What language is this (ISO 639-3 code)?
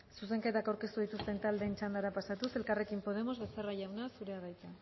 eus